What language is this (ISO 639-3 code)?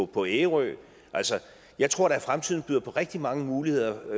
dan